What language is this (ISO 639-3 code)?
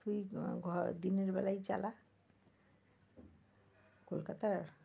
ben